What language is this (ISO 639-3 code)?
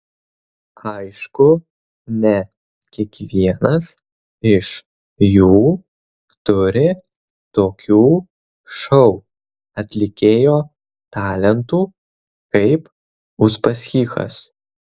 lit